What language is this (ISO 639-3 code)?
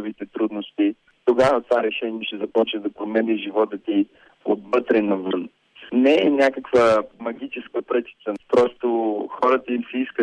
bul